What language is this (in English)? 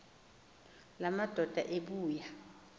Xhosa